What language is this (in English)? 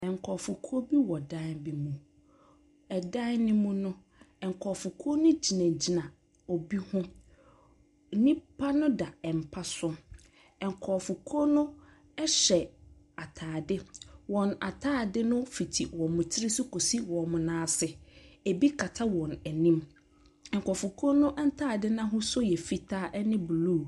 Akan